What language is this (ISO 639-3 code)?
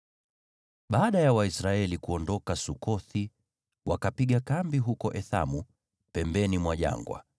swa